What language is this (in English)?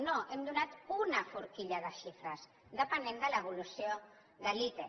Catalan